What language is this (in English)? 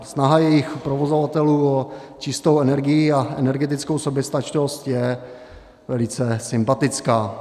Czech